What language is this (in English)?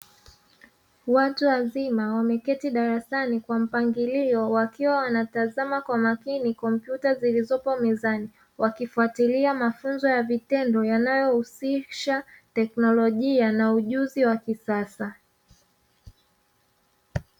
Swahili